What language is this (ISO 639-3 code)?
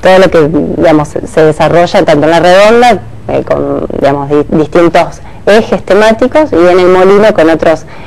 spa